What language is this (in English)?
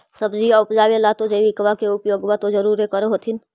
Magahi